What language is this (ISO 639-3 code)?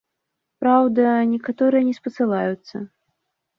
bel